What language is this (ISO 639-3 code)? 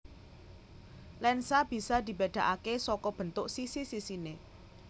jav